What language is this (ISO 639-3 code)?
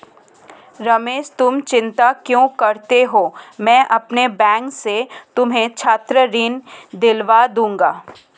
hin